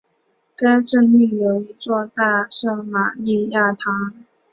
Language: Chinese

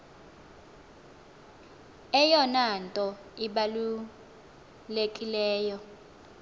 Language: Xhosa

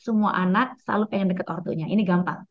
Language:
Indonesian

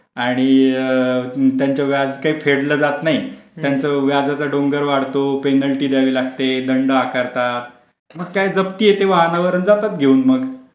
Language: Marathi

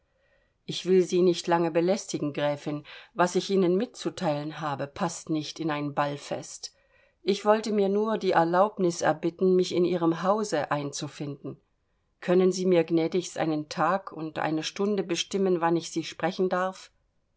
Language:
German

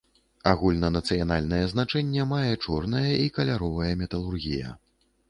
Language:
Belarusian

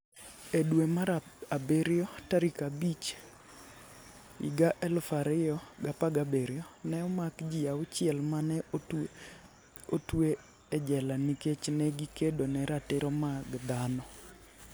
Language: Luo (Kenya and Tanzania)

